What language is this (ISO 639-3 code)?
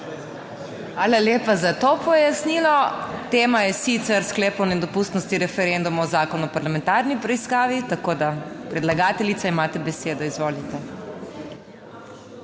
slv